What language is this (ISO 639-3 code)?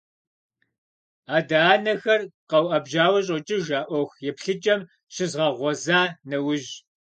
kbd